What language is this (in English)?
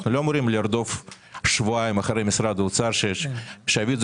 Hebrew